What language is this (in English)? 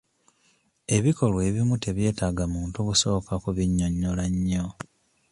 Ganda